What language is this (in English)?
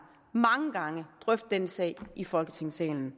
Danish